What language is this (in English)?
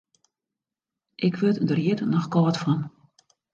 Western Frisian